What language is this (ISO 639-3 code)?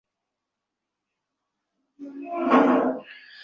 ben